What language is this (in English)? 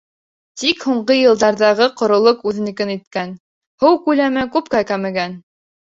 Bashkir